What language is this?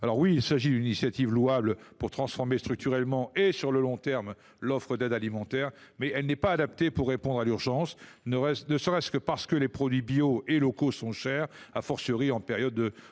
French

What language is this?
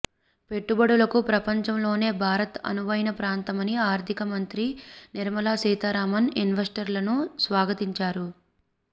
Telugu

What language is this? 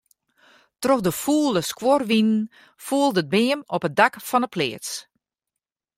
Western Frisian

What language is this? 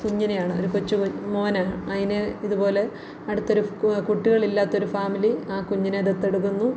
Malayalam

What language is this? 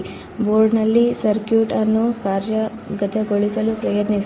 Kannada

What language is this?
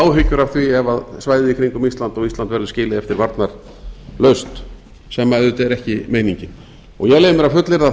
Icelandic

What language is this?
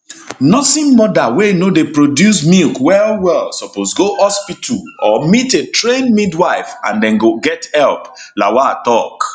Nigerian Pidgin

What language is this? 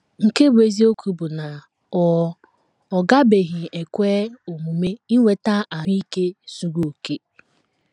Igbo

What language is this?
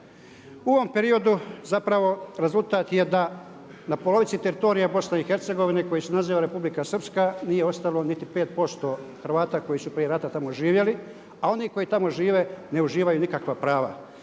Croatian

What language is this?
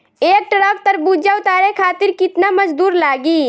Bhojpuri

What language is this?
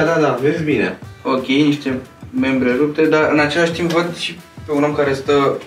Romanian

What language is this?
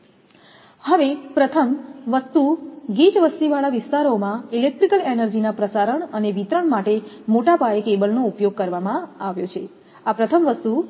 Gujarati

